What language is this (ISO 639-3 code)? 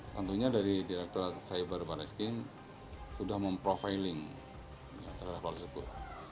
ind